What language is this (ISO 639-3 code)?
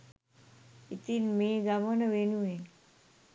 sin